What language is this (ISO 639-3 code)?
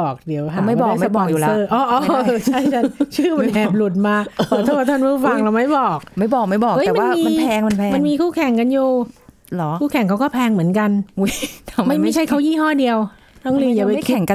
tha